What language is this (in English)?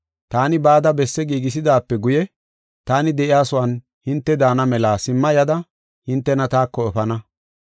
Gofa